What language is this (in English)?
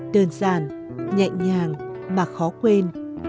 Vietnamese